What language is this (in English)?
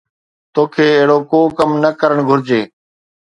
Sindhi